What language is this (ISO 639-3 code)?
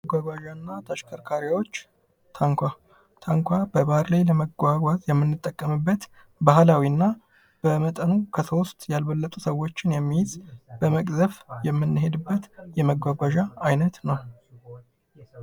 amh